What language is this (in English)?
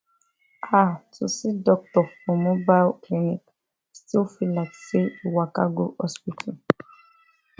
Nigerian Pidgin